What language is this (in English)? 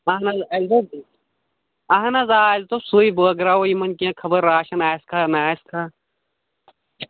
Kashmiri